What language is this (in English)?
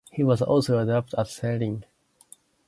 English